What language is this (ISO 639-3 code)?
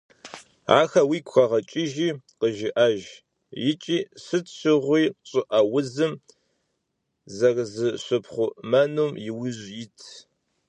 kbd